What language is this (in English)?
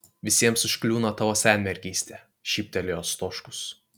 Lithuanian